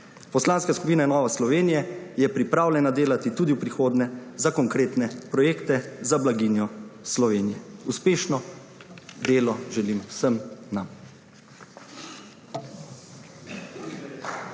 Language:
Slovenian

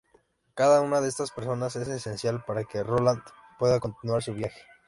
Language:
Spanish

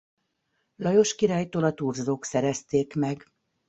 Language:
Hungarian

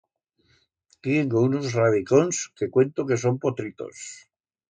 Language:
Aragonese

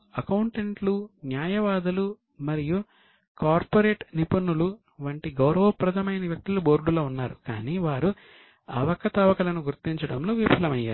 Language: Telugu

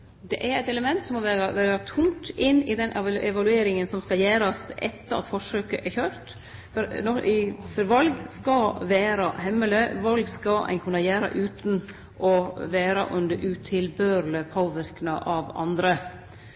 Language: Norwegian Nynorsk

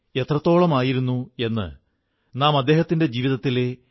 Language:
Malayalam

